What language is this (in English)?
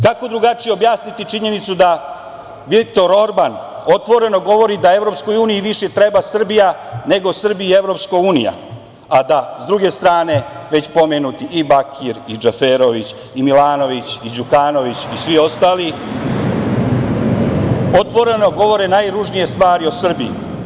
Serbian